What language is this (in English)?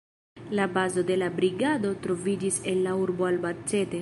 Esperanto